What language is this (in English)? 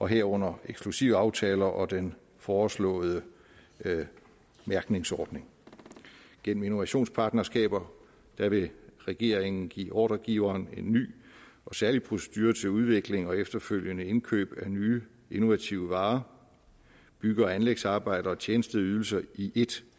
Danish